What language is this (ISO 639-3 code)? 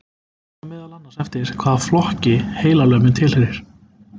isl